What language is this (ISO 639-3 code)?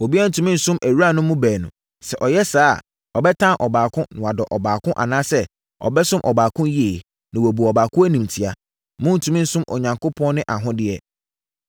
aka